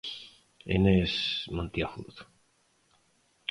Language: Galician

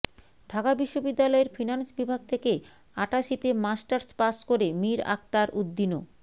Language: Bangla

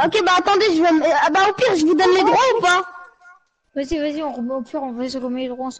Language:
French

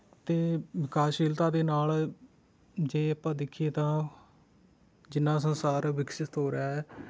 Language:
Punjabi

